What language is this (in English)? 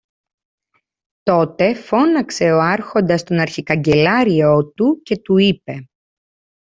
Greek